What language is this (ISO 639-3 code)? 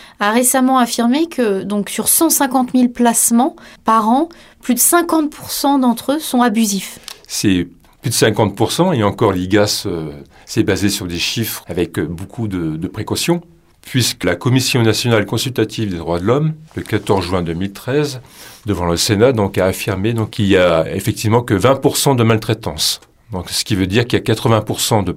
fra